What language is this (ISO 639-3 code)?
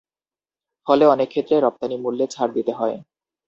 ben